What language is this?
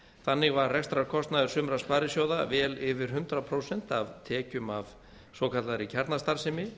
Icelandic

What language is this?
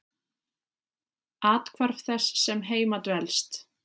Icelandic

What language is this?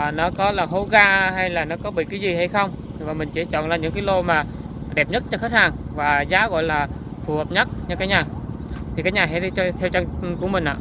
Vietnamese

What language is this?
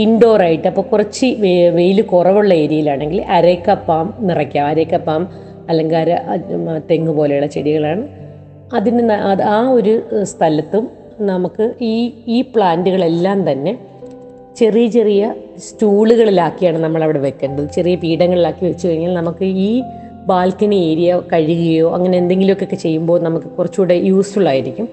Malayalam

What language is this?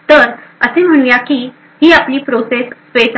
Marathi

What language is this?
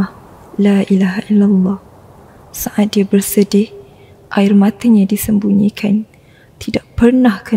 Malay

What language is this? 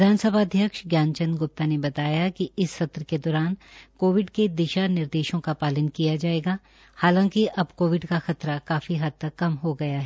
Hindi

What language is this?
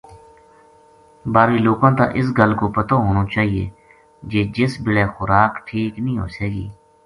Gujari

